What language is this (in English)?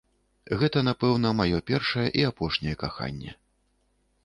Belarusian